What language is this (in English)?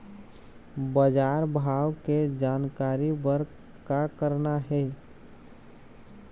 Chhattisgarhi